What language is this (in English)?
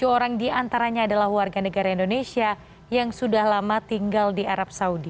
Indonesian